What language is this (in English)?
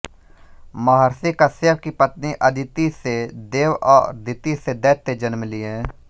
Hindi